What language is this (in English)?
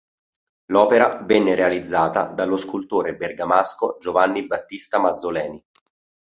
Italian